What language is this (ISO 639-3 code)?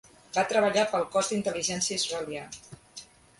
cat